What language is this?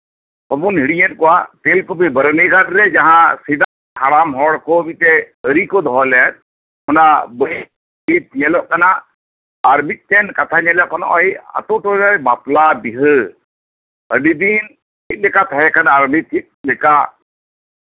Santali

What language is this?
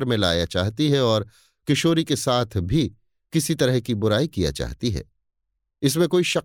Hindi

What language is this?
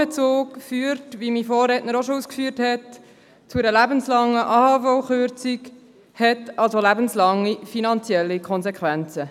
Swiss German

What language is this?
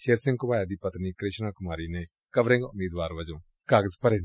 Punjabi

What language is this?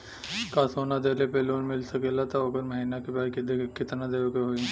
Bhojpuri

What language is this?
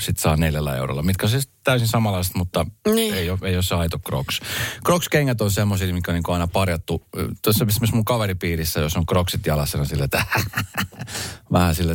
Finnish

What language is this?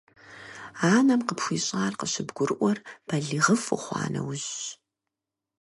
Kabardian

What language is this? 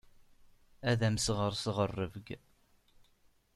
Kabyle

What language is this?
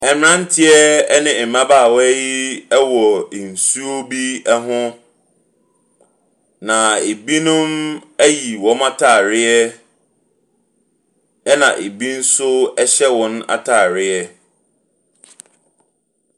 Akan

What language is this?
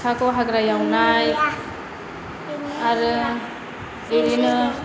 Bodo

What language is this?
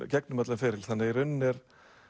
Icelandic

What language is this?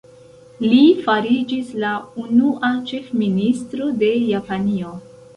Esperanto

